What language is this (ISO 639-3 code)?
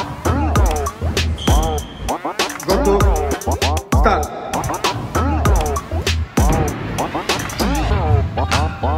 pol